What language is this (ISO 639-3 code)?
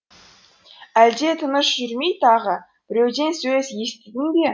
kaz